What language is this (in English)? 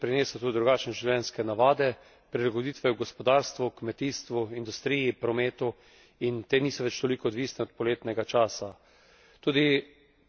Slovenian